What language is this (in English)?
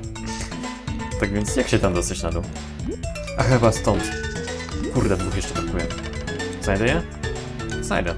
Polish